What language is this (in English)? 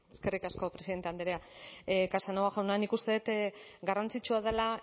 Basque